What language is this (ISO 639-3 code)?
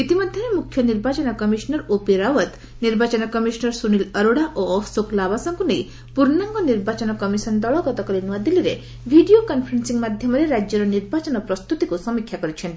ori